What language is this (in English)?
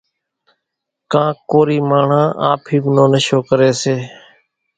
Kachi Koli